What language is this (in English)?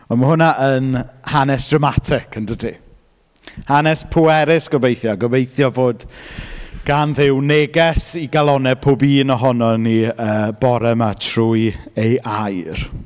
Welsh